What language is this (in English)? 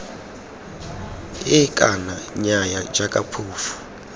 Tswana